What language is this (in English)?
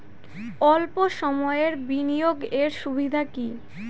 Bangla